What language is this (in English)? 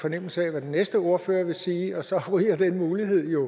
Danish